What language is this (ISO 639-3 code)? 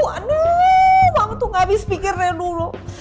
ind